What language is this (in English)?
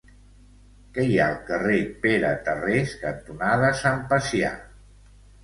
Catalan